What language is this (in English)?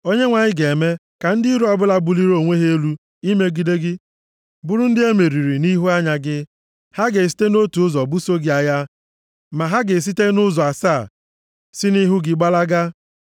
Igbo